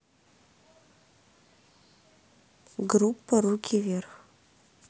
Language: Russian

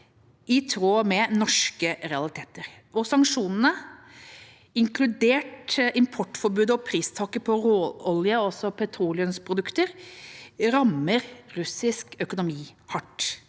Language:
Norwegian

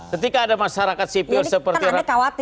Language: Indonesian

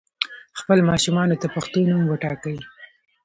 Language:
Pashto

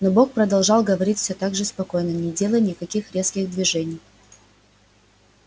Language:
Russian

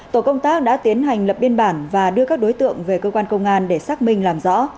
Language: Vietnamese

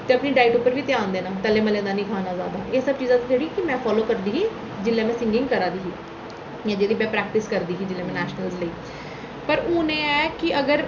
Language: Dogri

